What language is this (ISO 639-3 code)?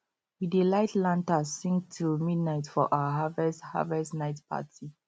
pcm